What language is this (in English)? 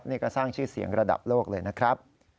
Thai